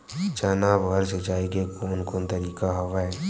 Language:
Chhattisgarhi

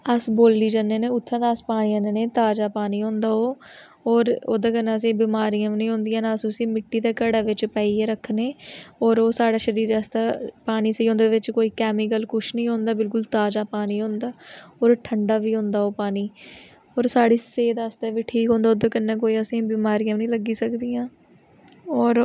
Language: Dogri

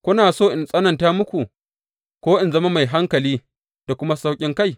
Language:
Hausa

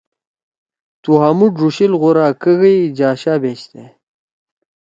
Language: Torwali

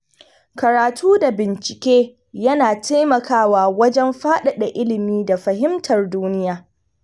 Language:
Hausa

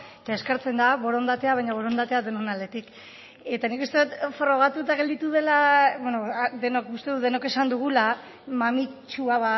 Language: Basque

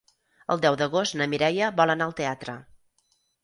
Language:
Catalan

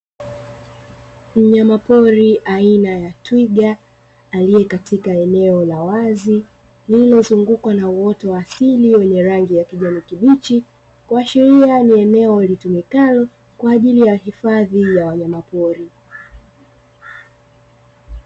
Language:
Swahili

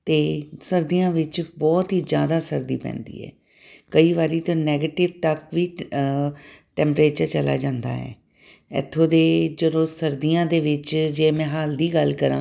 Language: Punjabi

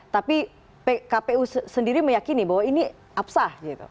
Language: Indonesian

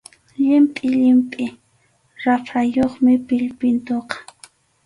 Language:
Arequipa-La Unión Quechua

